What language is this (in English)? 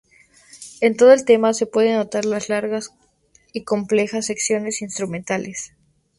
Spanish